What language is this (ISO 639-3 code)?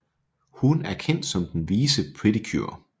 dan